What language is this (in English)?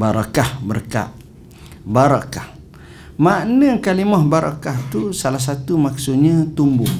Malay